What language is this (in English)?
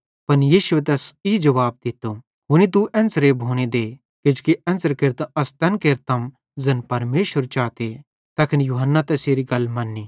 Bhadrawahi